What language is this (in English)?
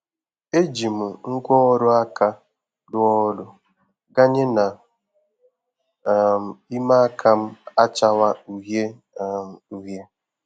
Igbo